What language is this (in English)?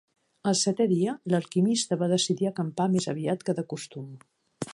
Catalan